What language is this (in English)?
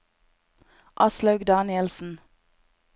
Norwegian